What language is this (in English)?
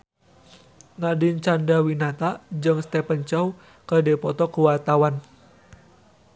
Sundanese